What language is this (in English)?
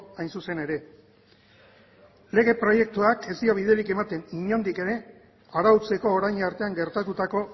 Basque